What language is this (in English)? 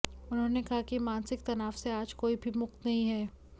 Hindi